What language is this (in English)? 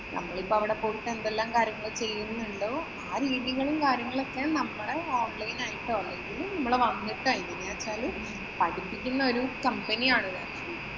Malayalam